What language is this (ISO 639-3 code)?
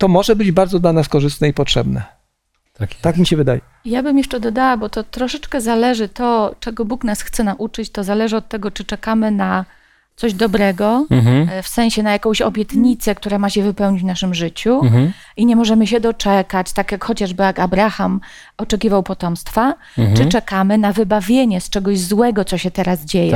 pol